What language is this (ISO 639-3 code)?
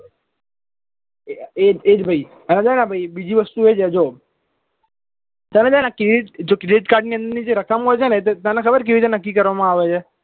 guj